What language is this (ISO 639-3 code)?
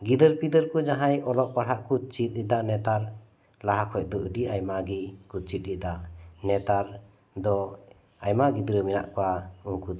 sat